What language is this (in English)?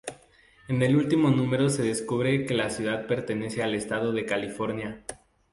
Spanish